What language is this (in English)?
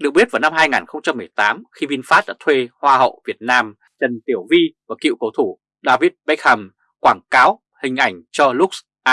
Vietnamese